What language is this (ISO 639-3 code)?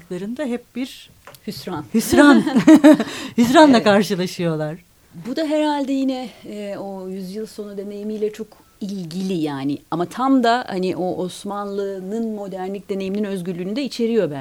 tur